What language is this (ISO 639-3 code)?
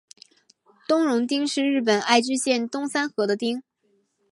zho